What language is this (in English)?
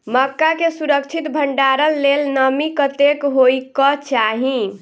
Maithili